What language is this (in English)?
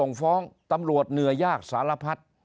Thai